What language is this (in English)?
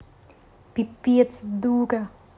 Russian